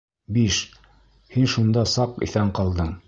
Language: Bashkir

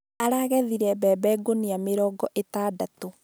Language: Kikuyu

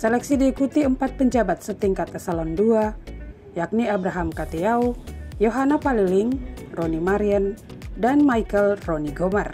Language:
Indonesian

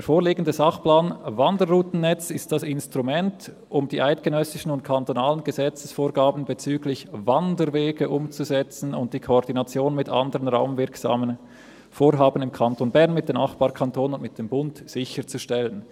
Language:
Swiss German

